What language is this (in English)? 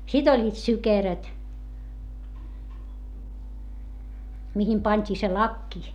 Finnish